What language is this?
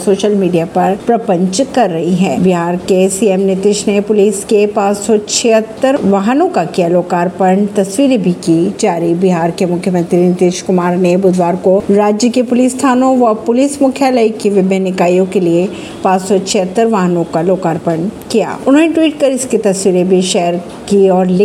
Hindi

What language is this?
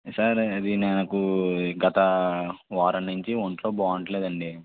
Telugu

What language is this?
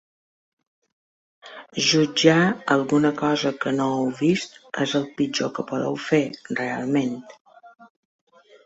Catalan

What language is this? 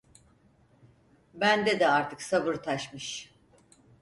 Turkish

